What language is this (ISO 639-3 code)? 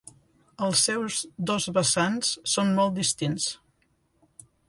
cat